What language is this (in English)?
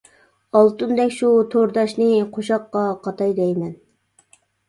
Uyghur